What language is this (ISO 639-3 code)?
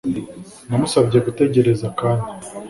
kin